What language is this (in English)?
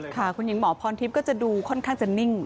Thai